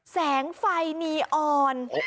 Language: Thai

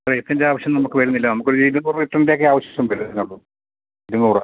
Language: Malayalam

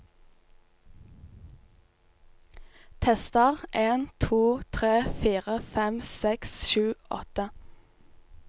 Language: Norwegian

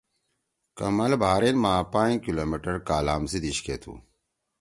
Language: Torwali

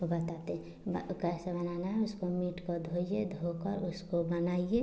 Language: Hindi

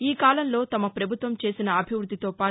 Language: Telugu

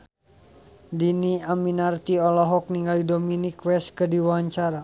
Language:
Sundanese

